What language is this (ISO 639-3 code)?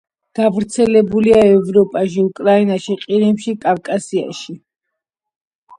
kat